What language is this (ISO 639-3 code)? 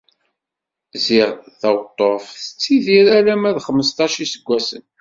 kab